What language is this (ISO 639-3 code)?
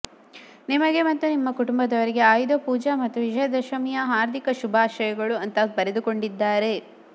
kan